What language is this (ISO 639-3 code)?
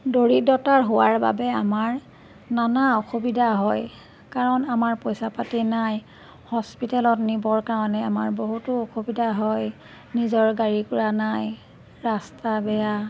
asm